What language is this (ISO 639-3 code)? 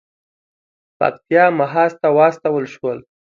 pus